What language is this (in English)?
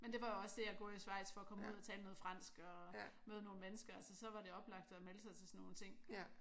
Danish